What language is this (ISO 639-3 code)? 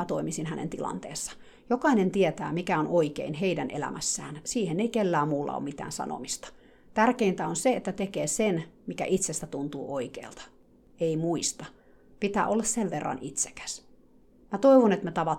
fin